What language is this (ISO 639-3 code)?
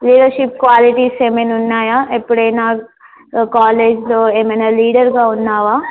tel